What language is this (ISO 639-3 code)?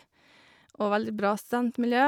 nor